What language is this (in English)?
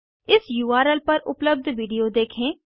Hindi